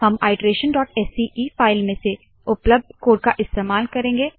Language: Hindi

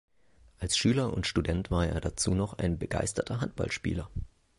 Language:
German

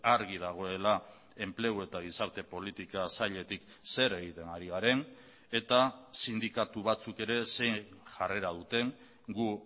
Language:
Basque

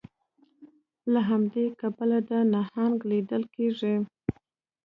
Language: Pashto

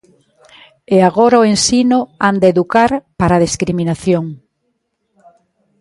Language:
Galician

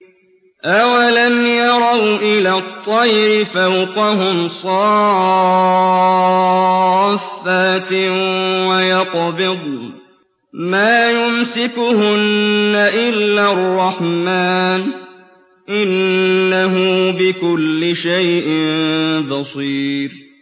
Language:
Arabic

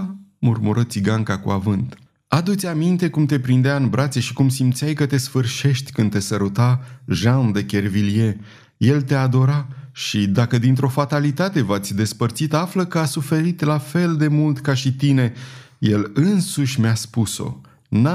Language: Romanian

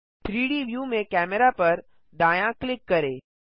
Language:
Hindi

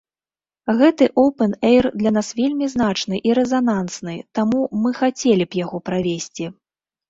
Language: Belarusian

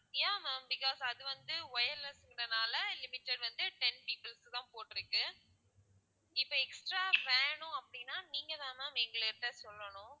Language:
Tamil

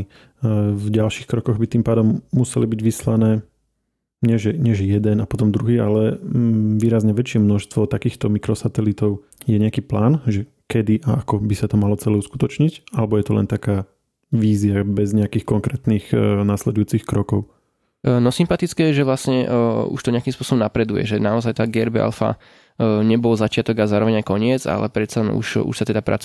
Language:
Slovak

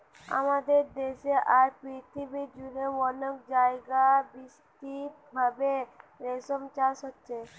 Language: Bangla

